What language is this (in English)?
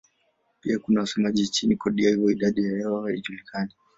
Swahili